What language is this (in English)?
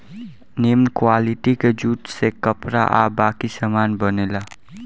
Bhojpuri